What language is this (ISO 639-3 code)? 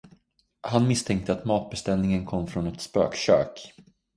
swe